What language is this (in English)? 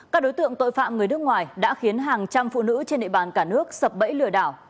Vietnamese